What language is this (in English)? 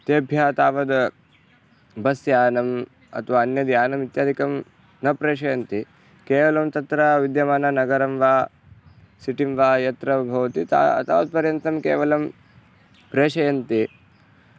Sanskrit